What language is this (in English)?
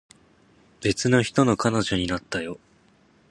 Japanese